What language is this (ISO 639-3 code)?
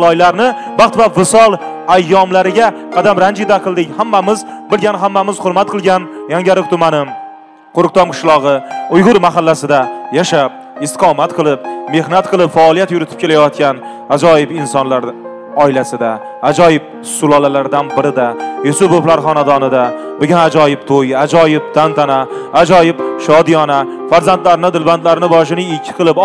tur